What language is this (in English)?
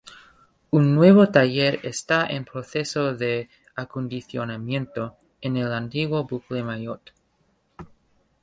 Spanish